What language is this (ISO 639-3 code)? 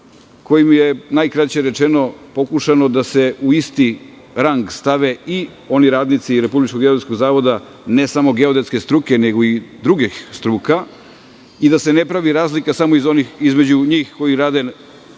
srp